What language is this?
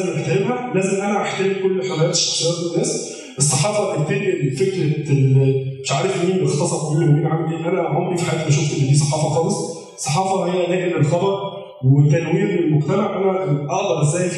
Arabic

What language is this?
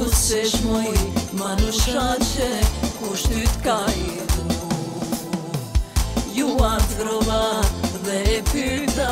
Romanian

